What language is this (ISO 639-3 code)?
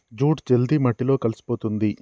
tel